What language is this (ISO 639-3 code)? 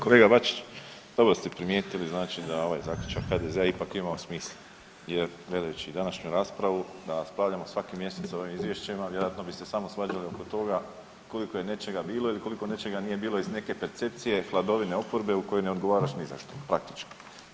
hrv